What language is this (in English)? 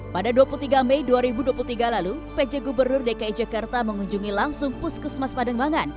Indonesian